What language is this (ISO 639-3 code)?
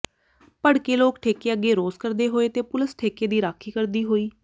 pan